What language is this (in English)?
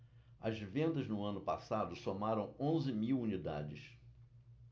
Portuguese